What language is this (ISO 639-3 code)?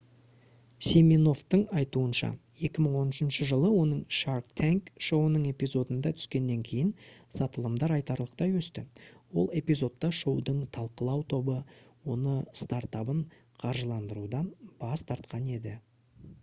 kaz